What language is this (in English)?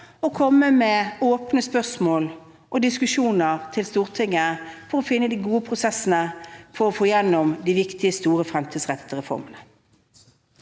Norwegian